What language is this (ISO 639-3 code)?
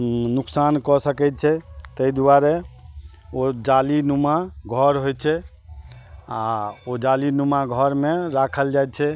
mai